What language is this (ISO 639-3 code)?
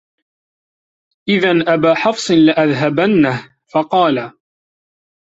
ara